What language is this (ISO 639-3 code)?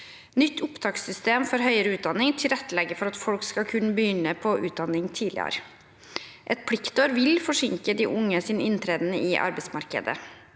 nor